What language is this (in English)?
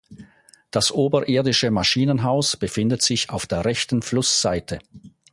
German